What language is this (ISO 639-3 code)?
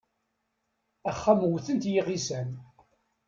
kab